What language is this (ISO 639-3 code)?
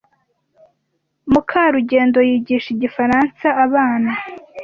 kin